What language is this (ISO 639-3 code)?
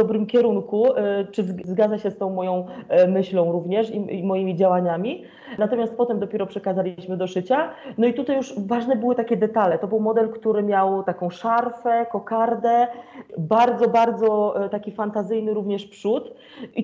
pol